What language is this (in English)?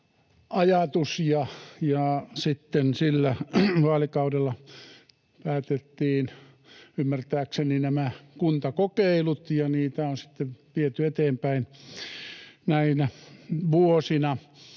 Finnish